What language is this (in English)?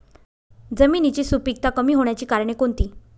Marathi